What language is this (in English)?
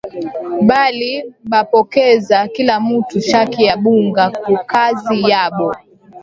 Swahili